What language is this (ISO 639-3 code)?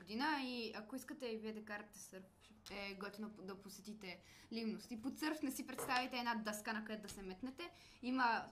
bul